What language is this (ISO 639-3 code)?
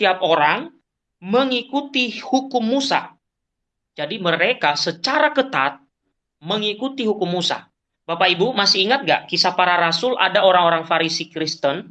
ind